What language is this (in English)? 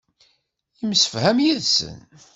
Kabyle